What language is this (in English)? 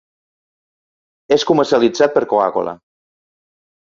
Catalan